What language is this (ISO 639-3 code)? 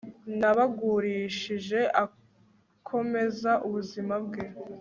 kin